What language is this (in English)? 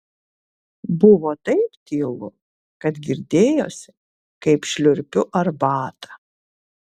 Lithuanian